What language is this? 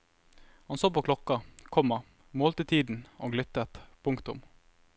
Norwegian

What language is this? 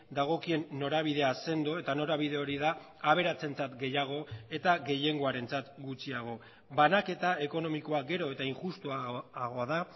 Basque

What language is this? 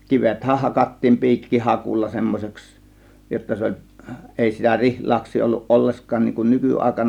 Finnish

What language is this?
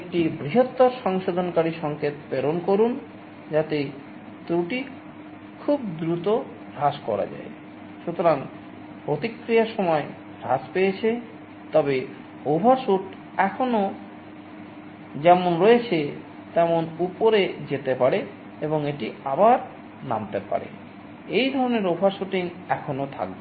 Bangla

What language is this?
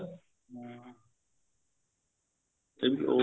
Punjabi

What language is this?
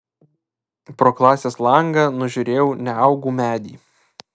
Lithuanian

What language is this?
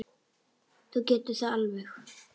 Icelandic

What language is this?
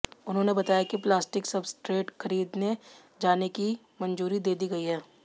Hindi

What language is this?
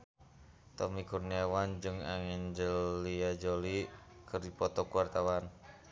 Sundanese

